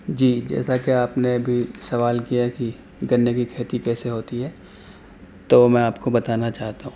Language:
Urdu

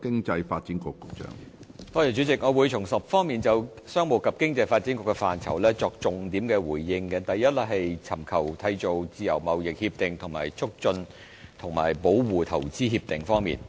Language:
Cantonese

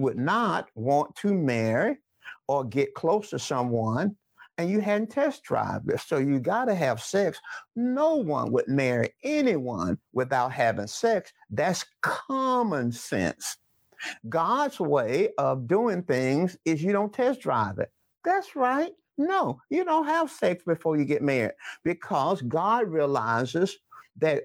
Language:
English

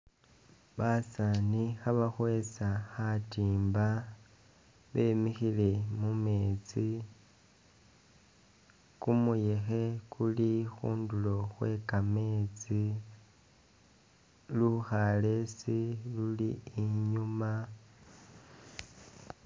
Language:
Masaaba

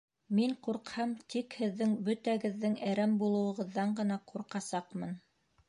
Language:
Bashkir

